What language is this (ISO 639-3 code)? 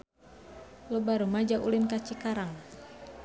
sun